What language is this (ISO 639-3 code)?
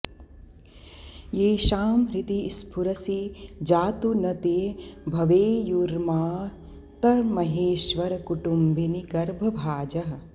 san